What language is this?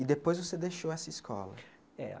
Portuguese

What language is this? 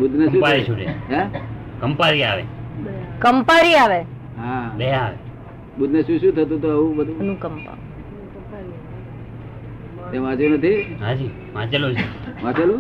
Gujarati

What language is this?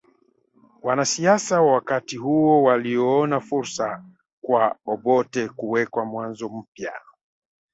Swahili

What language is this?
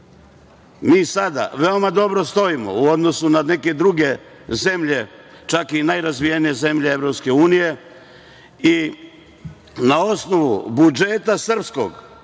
Serbian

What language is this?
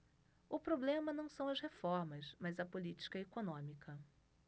Portuguese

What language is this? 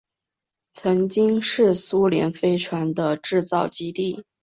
Chinese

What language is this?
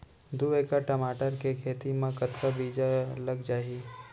Chhattisgarhi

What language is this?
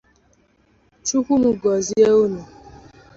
Igbo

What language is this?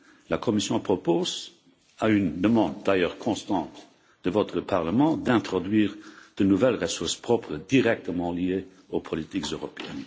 French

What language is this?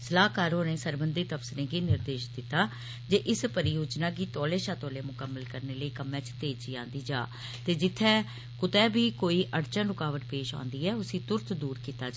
Dogri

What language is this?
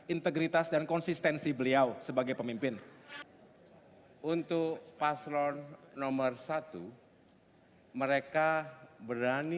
Indonesian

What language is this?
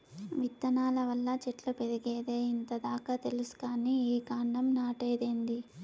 Telugu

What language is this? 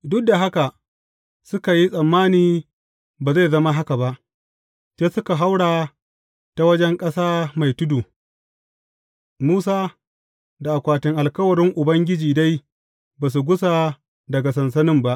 Hausa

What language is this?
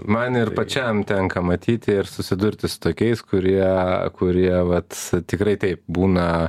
Lithuanian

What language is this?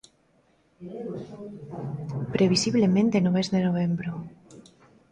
Galician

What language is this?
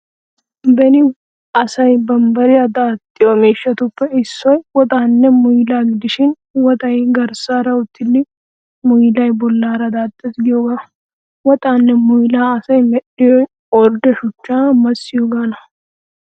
Wolaytta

